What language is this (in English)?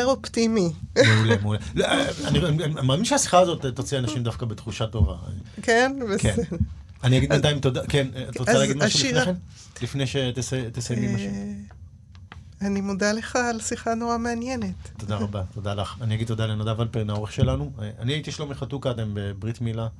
Hebrew